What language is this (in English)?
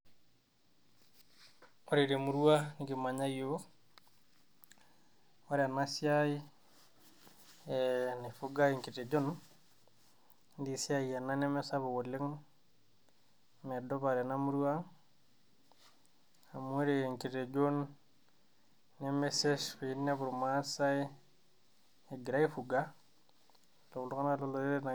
Masai